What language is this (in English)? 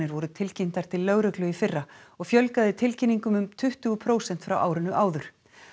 Icelandic